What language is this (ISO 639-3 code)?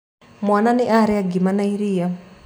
kik